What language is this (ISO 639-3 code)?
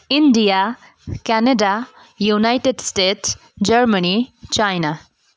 nep